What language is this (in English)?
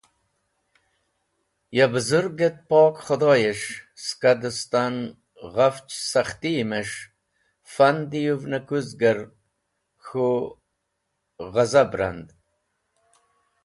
Wakhi